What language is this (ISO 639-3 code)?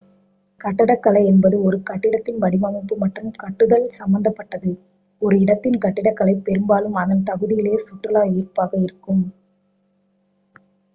tam